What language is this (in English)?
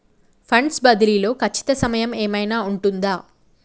Telugu